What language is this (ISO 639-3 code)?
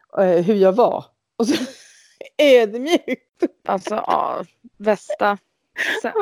swe